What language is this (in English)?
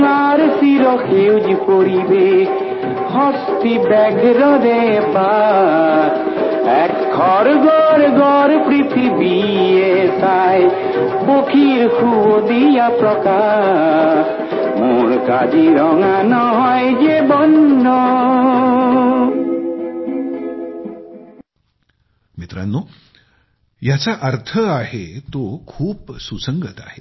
Marathi